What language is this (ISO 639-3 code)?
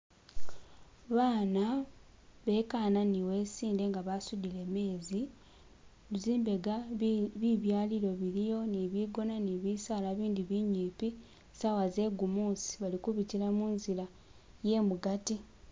myx